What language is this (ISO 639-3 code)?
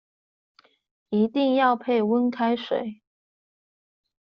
zho